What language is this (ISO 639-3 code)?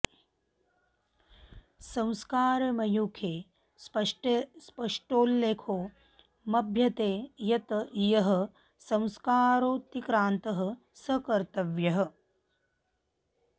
san